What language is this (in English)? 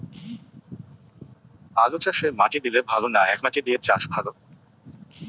Bangla